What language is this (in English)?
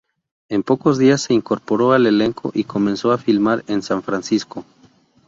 Spanish